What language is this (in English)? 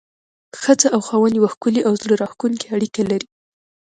Pashto